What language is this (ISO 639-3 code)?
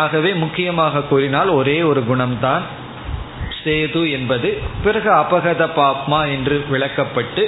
tam